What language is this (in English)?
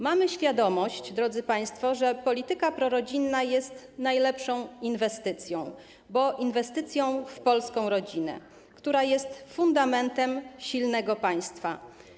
Polish